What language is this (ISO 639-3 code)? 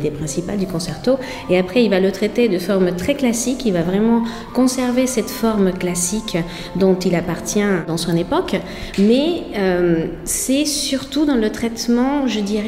fra